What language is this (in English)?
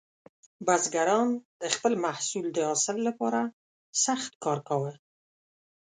Pashto